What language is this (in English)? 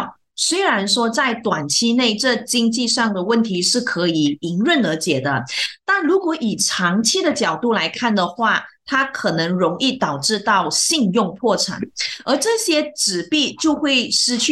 Chinese